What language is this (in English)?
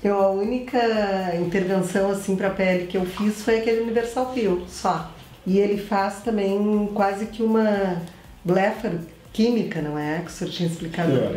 Portuguese